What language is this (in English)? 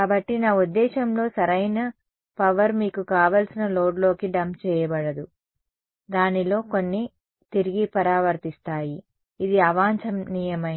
Telugu